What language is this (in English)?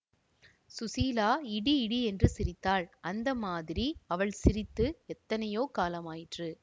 Tamil